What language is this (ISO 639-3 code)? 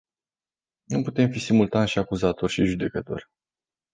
ron